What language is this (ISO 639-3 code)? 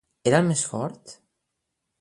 cat